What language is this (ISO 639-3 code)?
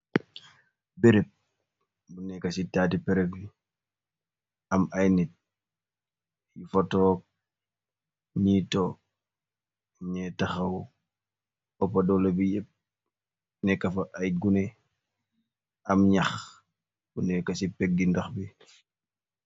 wol